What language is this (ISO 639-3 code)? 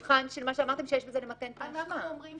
heb